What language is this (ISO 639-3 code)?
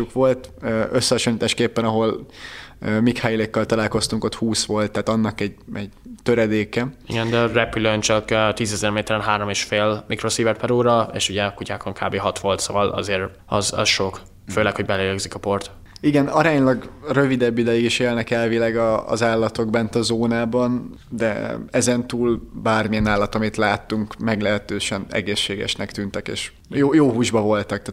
hun